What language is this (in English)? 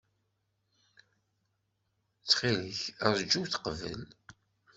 Kabyle